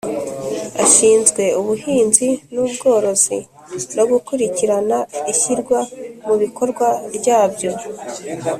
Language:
Kinyarwanda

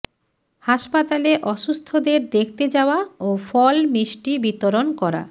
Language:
Bangla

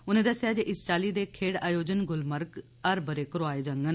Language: Dogri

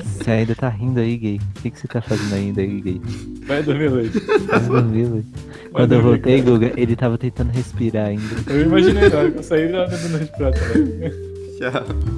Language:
Portuguese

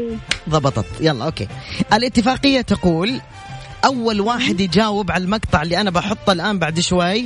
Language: Arabic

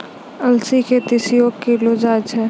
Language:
Maithili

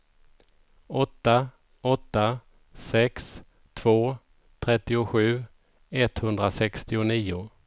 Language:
Swedish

